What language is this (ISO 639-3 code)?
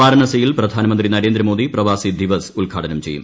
mal